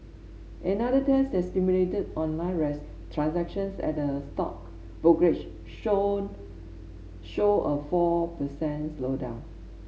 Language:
English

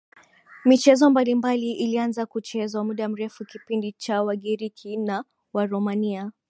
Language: Swahili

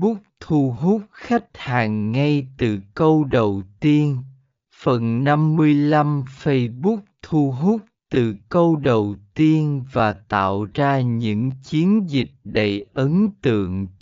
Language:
Vietnamese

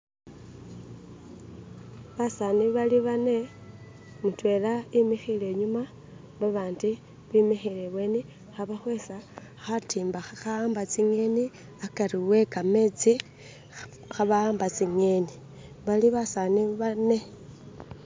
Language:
Masaaba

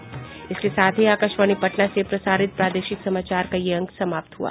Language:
Hindi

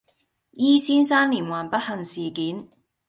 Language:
Cantonese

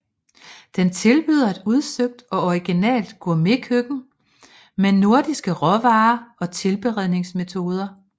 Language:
Danish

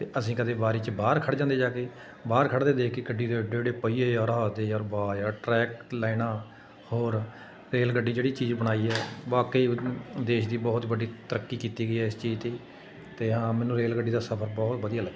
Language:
Punjabi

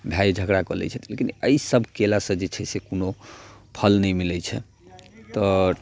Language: Maithili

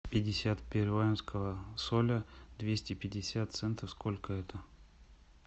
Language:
Russian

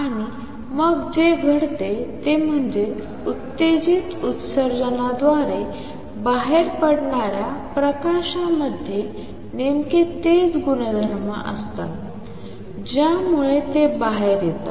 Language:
Marathi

